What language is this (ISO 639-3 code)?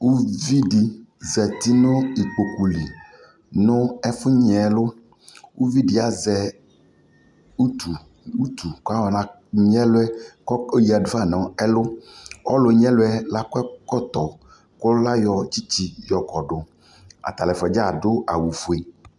kpo